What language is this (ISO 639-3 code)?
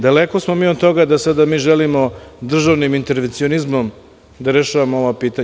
srp